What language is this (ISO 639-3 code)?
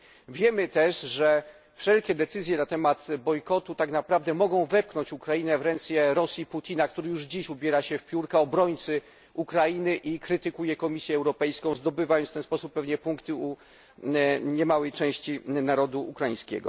pol